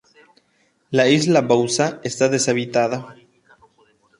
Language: Spanish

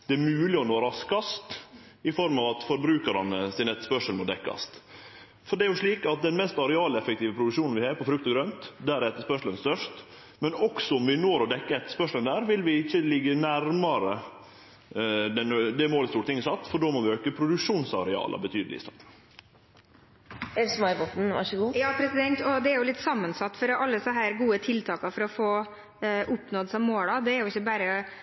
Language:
Norwegian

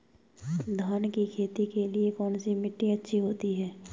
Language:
Hindi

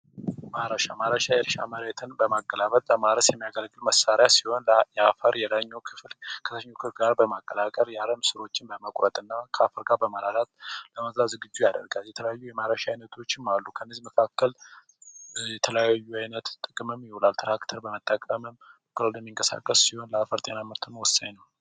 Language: Amharic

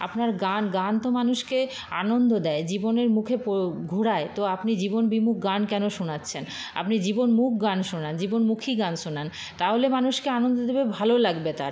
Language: Bangla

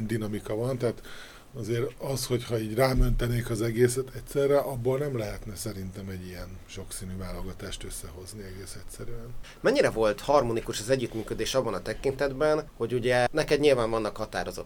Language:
Hungarian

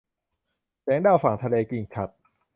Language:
Thai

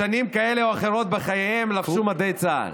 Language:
Hebrew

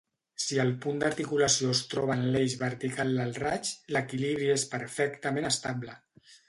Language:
Catalan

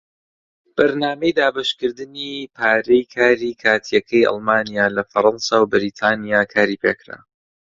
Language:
Central Kurdish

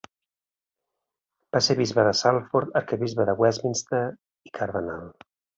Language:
Catalan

